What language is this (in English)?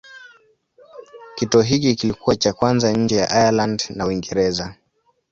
Swahili